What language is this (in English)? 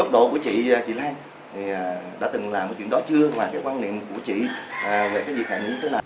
Vietnamese